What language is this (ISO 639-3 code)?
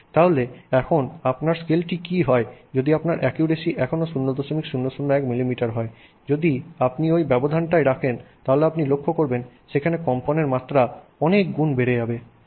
ben